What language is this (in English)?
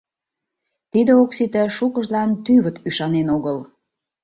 Mari